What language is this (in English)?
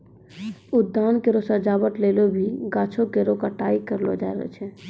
Maithili